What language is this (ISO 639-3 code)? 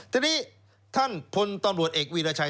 tha